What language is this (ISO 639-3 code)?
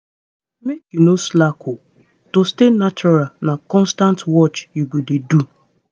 pcm